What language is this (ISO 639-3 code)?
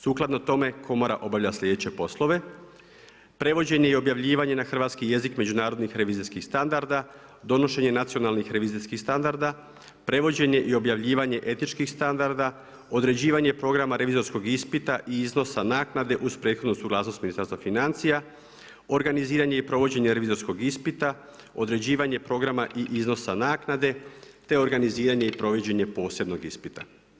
hrv